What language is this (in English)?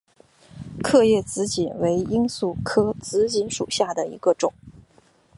Chinese